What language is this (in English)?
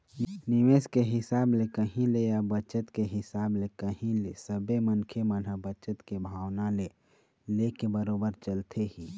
Chhattisgarhi